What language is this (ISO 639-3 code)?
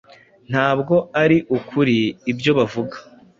kin